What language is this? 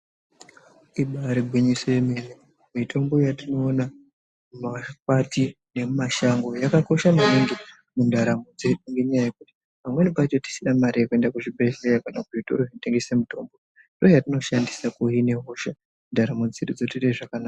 Ndau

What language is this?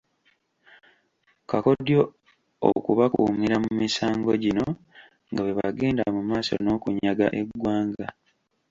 Ganda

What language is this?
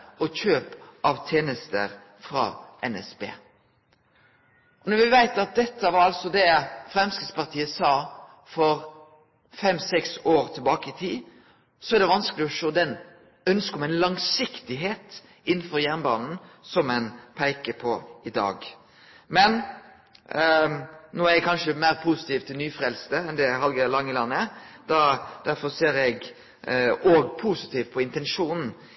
Norwegian Nynorsk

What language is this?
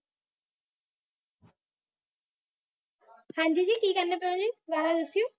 Punjabi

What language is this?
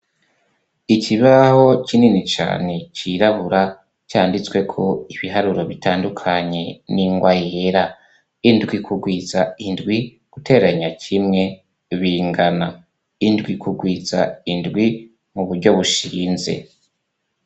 Rundi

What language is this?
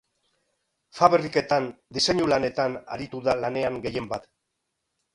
Basque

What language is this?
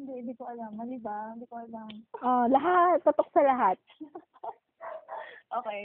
Filipino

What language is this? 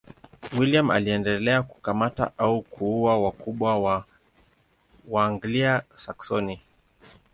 Swahili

